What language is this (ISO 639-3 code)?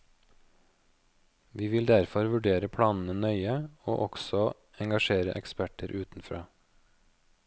nor